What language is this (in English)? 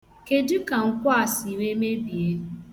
Igbo